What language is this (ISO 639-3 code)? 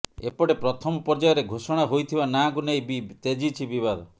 ori